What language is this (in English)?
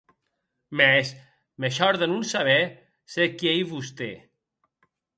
Occitan